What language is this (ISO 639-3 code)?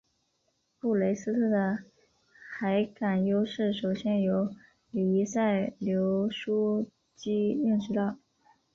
zho